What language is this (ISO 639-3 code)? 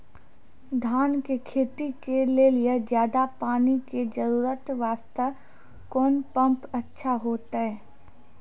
mai